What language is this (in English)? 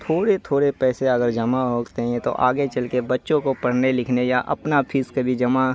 Urdu